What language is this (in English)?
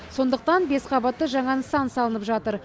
Kazakh